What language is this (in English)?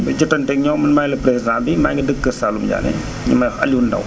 Wolof